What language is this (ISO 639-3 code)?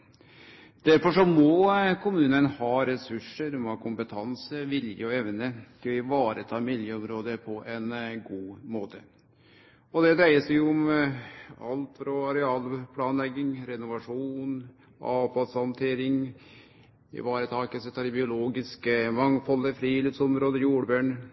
nno